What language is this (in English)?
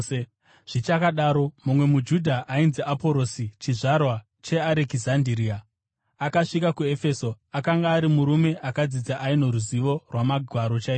Shona